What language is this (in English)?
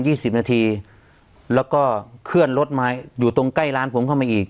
Thai